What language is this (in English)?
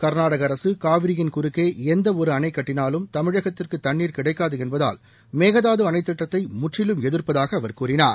Tamil